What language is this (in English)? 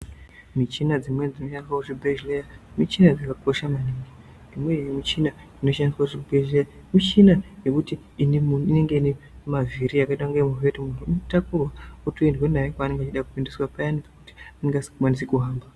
Ndau